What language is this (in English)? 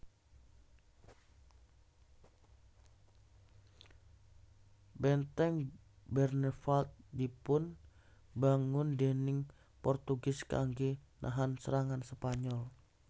Javanese